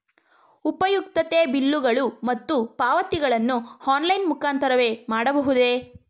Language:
Kannada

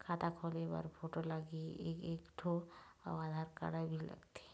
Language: Chhattisgarhi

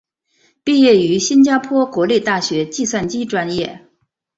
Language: Chinese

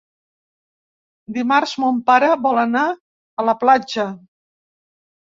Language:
Catalan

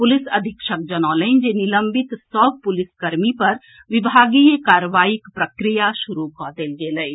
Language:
Maithili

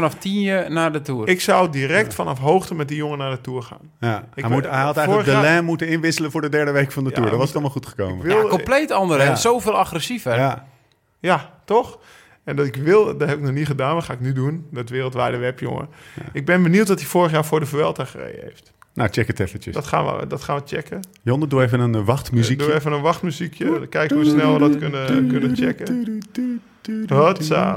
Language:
Dutch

